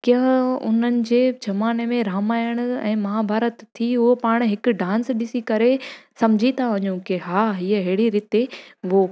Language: Sindhi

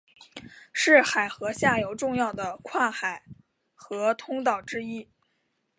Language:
Chinese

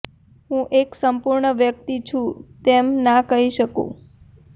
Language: Gujarati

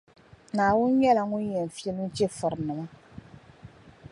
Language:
Dagbani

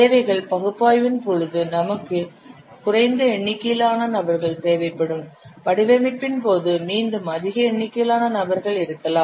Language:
Tamil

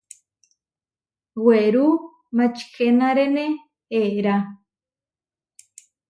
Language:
Huarijio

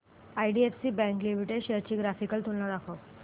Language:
Marathi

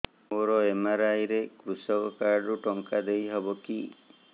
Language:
Odia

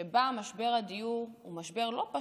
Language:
Hebrew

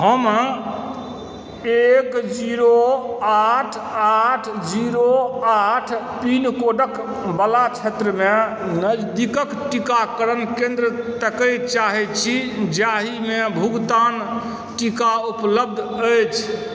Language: Maithili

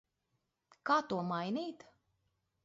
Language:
Latvian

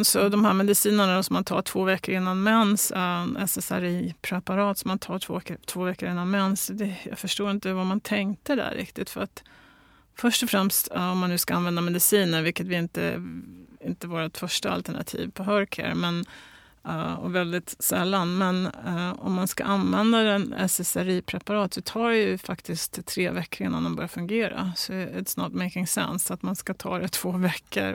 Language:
Swedish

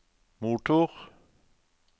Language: Norwegian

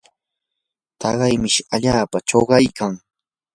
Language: Yanahuanca Pasco Quechua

